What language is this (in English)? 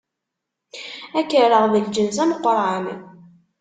Kabyle